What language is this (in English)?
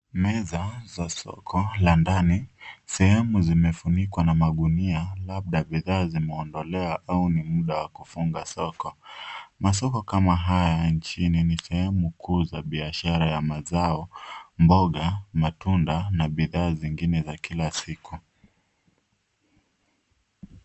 Swahili